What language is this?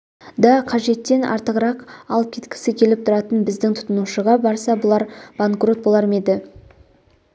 Kazakh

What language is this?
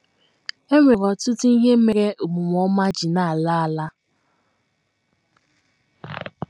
Igbo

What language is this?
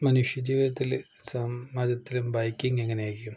Malayalam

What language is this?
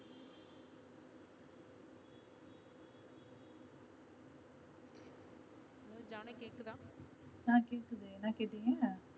Tamil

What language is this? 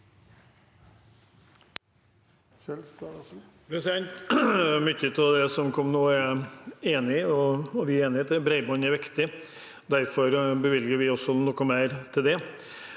Norwegian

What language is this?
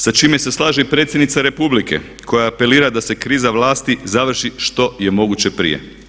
Croatian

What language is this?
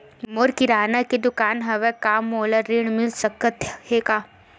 Chhattisgarhi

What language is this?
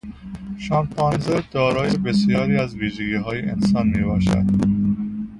Persian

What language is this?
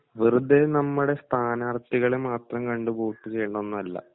Malayalam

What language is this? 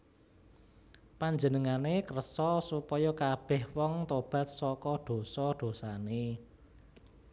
Javanese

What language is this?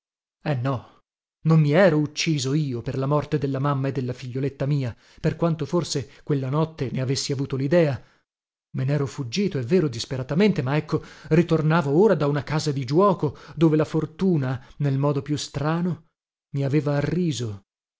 Italian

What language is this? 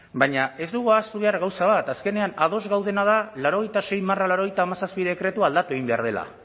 Basque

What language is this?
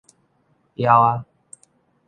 Min Nan Chinese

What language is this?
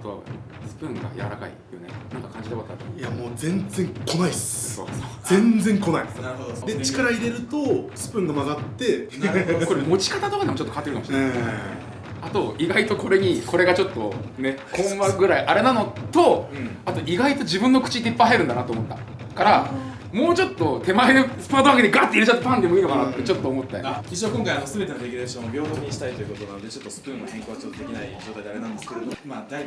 Japanese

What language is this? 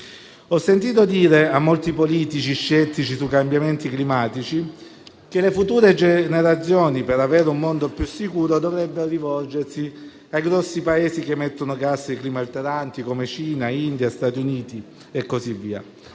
Italian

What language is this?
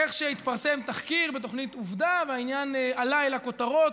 Hebrew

